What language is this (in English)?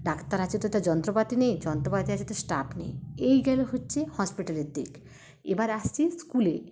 Bangla